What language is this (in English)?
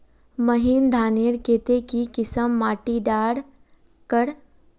Magahi